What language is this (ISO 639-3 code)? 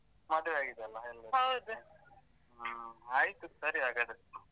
kan